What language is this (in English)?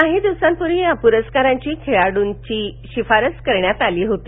Marathi